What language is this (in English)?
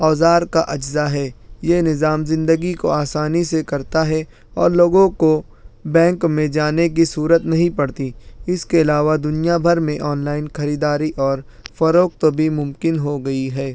Urdu